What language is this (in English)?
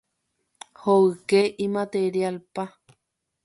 Guarani